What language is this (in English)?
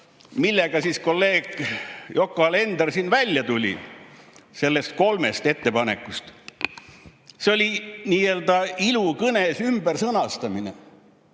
Estonian